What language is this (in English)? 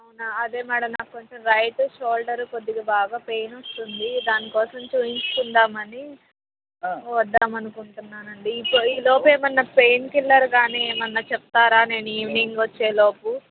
Telugu